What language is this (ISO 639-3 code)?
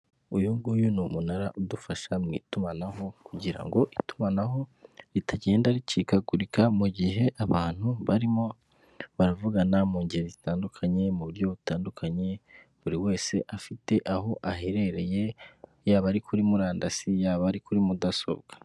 kin